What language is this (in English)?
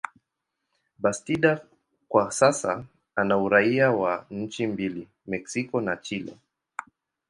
Swahili